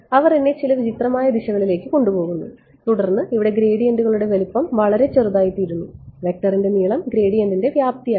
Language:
Malayalam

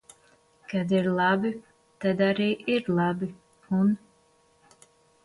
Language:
Latvian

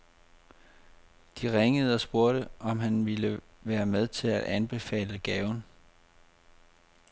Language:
Danish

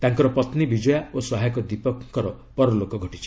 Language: Odia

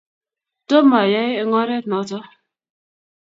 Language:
Kalenjin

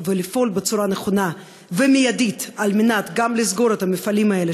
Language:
Hebrew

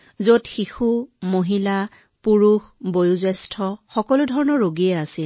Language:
Assamese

